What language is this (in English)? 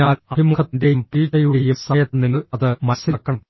Malayalam